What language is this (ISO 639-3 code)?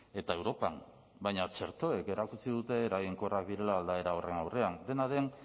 eus